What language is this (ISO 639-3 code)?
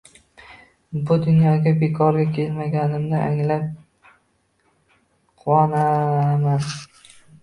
uzb